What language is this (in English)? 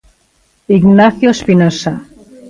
Galician